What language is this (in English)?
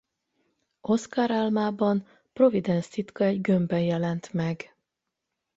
Hungarian